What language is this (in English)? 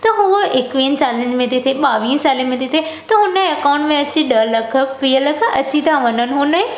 Sindhi